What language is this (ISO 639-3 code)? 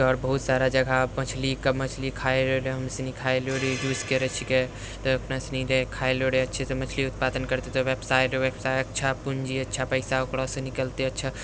mai